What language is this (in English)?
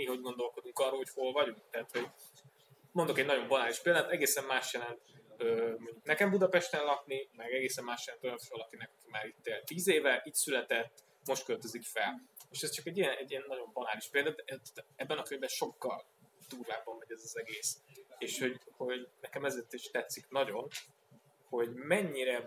Hungarian